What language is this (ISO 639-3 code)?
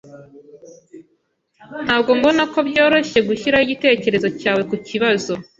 kin